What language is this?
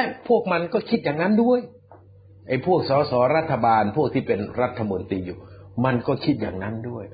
Thai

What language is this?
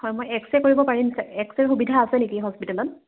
Assamese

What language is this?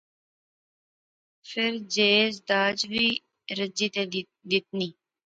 Pahari-Potwari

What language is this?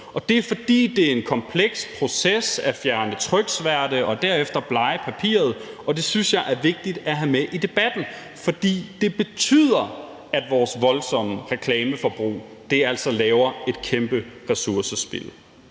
Danish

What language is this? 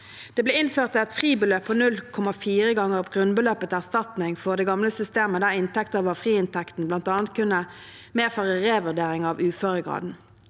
Norwegian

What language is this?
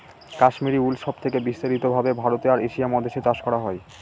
Bangla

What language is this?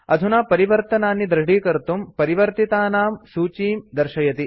Sanskrit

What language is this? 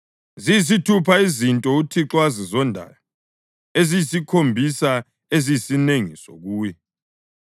North Ndebele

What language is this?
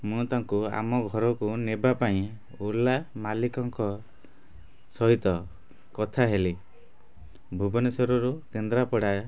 Odia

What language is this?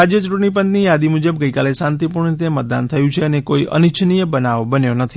Gujarati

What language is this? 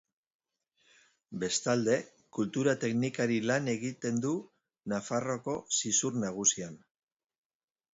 Basque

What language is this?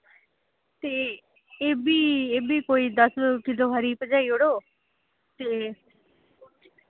Dogri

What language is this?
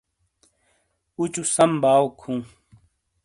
Shina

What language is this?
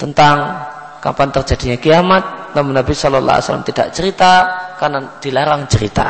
Indonesian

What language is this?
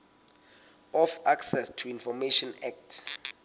Southern Sotho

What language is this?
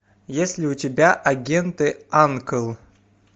Russian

